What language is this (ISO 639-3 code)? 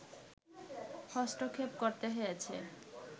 ben